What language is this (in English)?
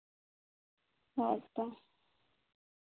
Santali